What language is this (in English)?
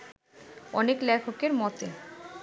Bangla